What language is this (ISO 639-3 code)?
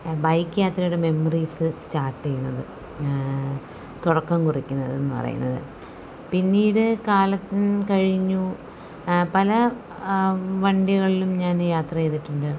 mal